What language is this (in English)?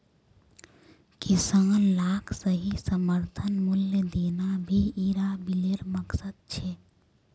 Magahi